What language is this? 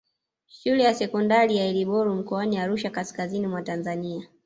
Swahili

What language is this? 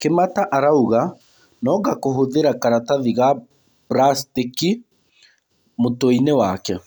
Kikuyu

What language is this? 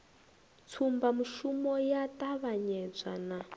Venda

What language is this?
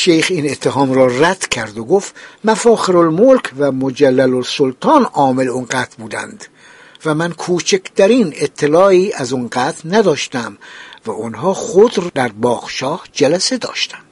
Persian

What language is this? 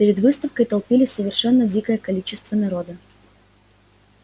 Russian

